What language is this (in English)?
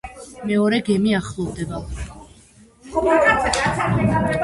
Georgian